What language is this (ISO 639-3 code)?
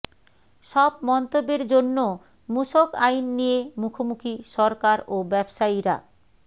ben